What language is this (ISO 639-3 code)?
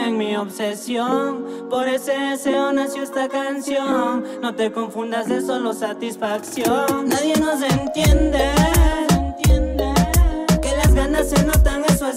spa